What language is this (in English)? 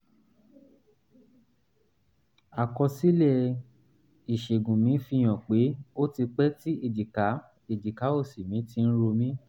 Yoruba